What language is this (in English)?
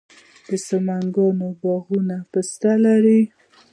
Pashto